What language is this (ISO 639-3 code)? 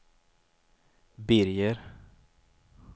swe